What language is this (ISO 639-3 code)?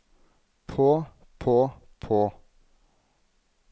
nor